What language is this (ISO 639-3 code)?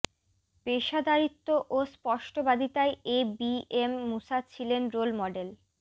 ben